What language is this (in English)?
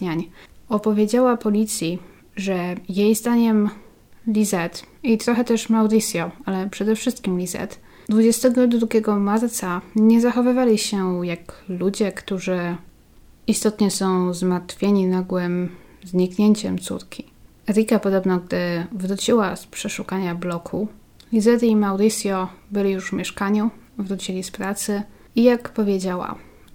Polish